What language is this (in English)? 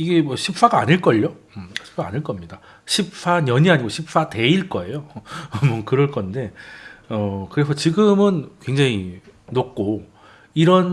Korean